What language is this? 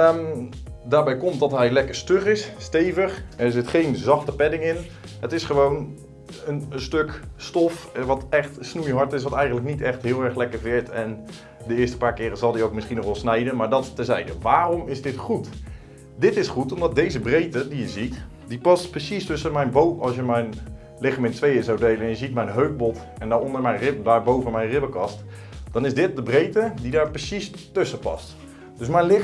Dutch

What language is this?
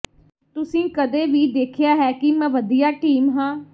Punjabi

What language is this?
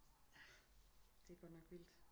Danish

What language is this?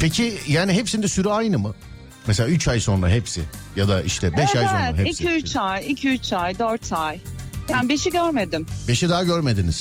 Turkish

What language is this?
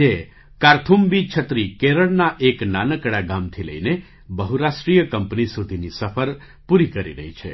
Gujarati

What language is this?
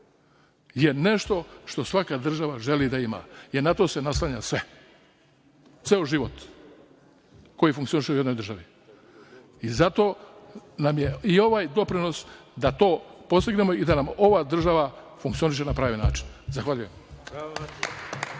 Serbian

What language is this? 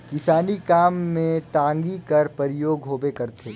Chhattisgarhi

